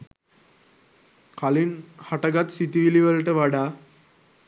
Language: Sinhala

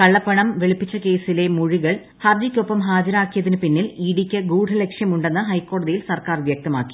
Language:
Malayalam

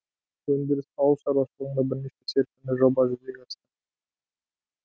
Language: Kazakh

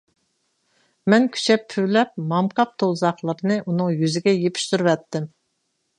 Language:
Uyghur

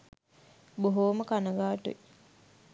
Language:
Sinhala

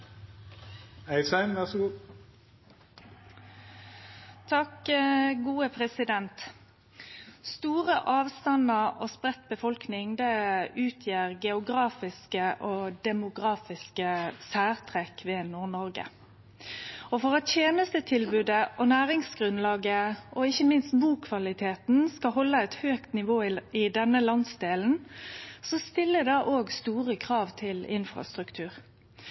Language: Norwegian Nynorsk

